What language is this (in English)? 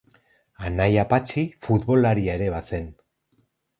Basque